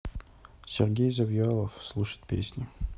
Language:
Russian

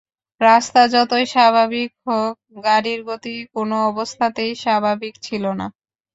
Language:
Bangla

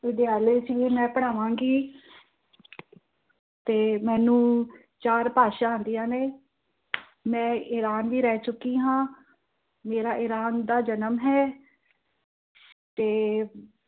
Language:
Punjabi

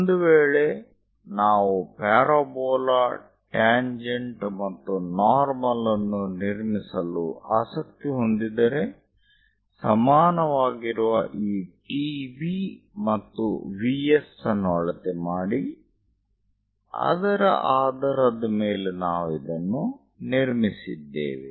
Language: Kannada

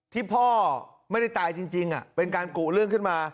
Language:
Thai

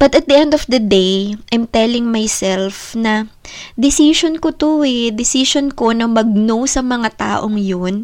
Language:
Filipino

